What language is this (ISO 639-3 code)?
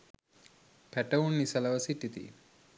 sin